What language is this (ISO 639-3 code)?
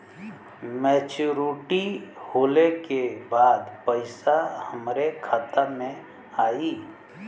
bho